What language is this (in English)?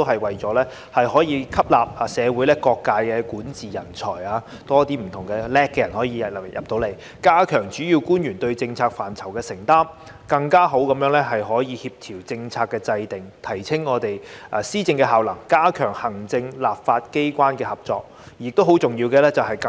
Cantonese